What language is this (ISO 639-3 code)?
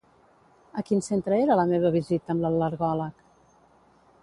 cat